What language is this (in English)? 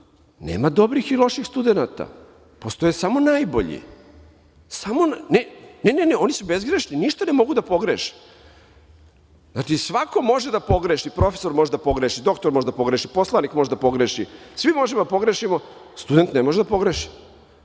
Serbian